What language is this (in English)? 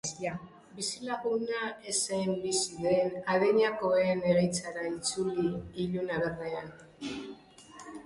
Basque